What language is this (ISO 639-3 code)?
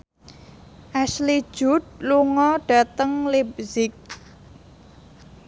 jav